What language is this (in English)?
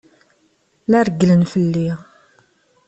Kabyle